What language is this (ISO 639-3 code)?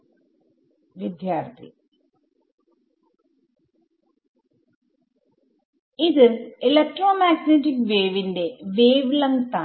mal